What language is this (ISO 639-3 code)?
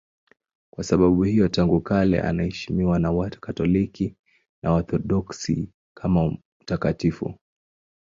swa